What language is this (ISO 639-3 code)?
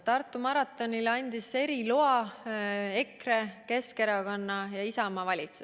est